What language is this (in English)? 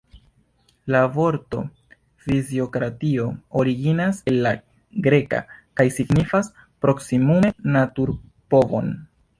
Esperanto